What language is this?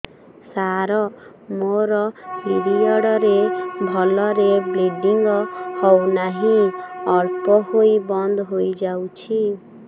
Odia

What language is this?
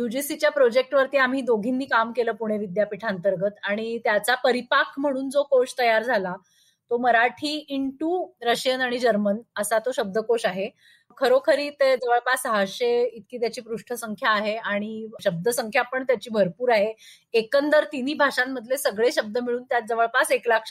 Marathi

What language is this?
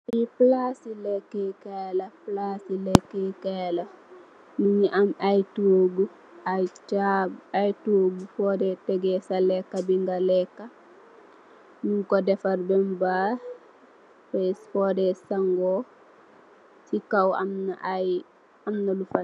Wolof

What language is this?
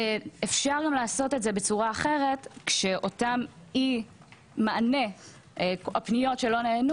Hebrew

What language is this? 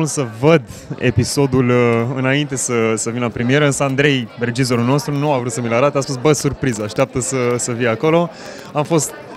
Romanian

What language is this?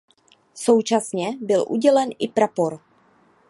Czech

